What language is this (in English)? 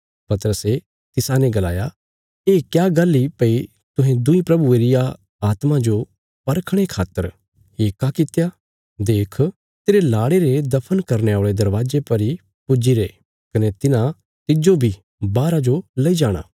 Bilaspuri